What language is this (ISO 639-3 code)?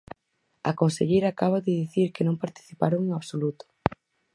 glg